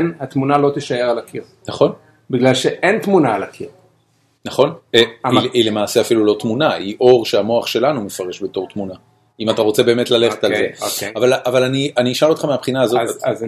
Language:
Hebrew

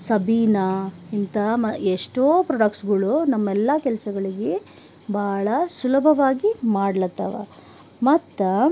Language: Kannada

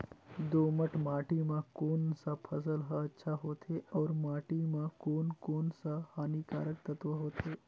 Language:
Chhattisgarhi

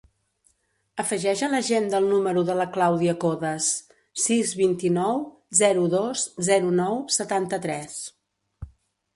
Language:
Catalan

